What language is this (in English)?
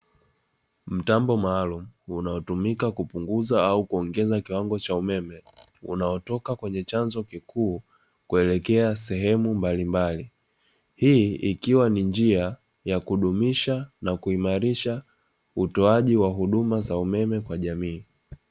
Swahili